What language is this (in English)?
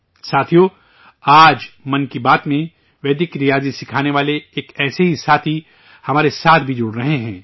Urdu